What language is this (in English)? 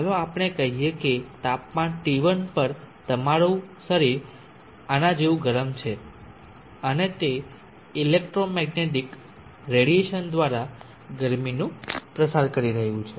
Gujarati